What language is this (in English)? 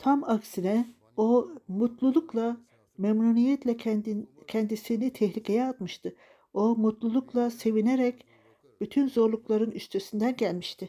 Turkish